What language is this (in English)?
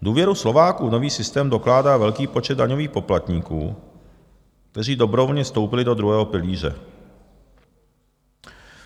Czech